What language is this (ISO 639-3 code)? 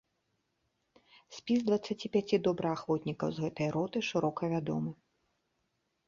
bel